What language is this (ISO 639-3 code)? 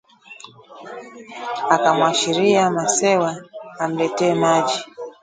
swa